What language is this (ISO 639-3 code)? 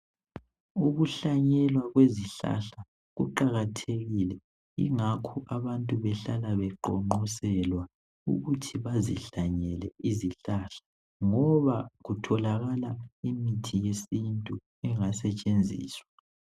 nde